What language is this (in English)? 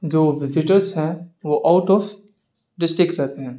Urdu